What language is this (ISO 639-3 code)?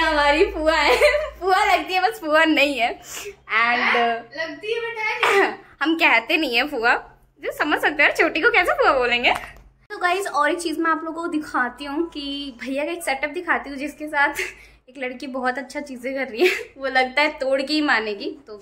hin